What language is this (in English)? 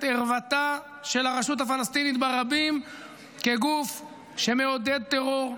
Hebrew